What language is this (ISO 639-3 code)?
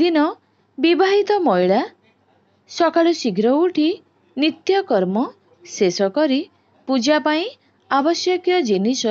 guj